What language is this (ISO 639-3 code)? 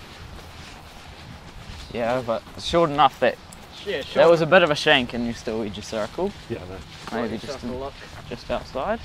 eng